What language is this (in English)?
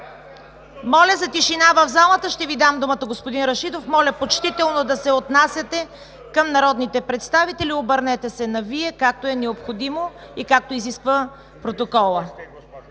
Bulgarian